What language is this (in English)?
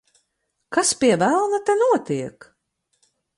Latvian